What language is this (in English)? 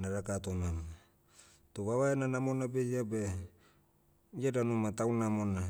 Motu